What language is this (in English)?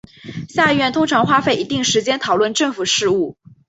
Chinese